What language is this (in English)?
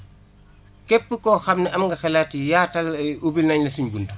Wolof